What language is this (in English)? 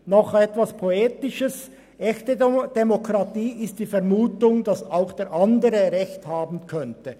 Swiss German